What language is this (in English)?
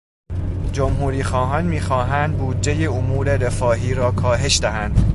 Persian